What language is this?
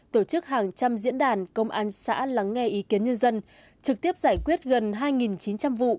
Vietnamese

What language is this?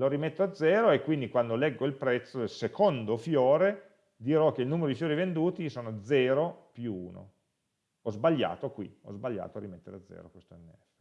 Italian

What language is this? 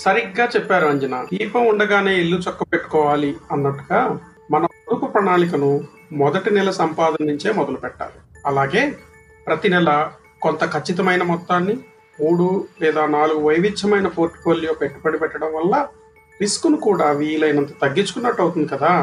Telugu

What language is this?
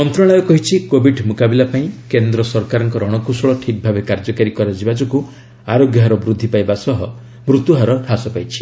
Odia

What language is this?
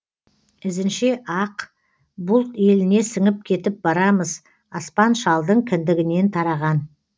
Kazakh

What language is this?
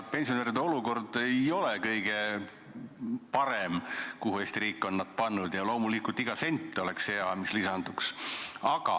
Estonian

